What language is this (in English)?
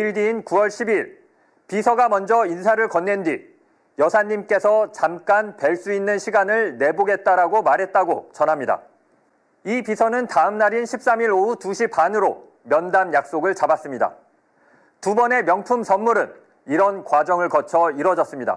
Korean